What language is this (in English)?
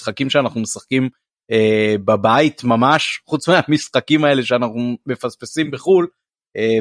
Hebrew